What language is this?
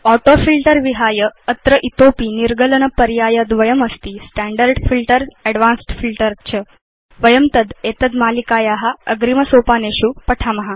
Sanskrit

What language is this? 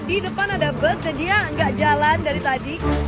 Indonesian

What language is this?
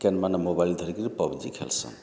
Odia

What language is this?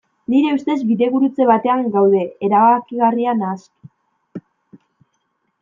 Basque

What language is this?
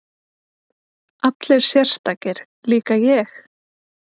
Icelandic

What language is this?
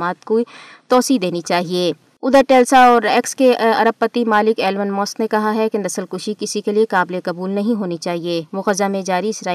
Urdu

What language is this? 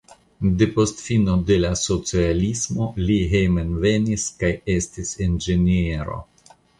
Esperanto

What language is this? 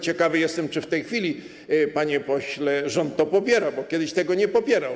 Polish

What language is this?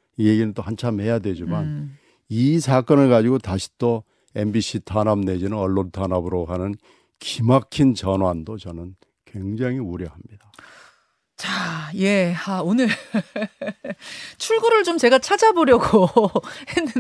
Korean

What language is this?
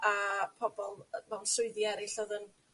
Welsh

